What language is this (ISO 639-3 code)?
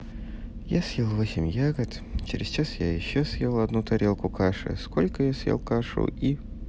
rus